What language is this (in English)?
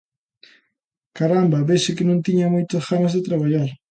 Galician